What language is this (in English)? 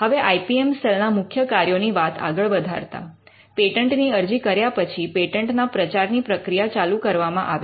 Gujarati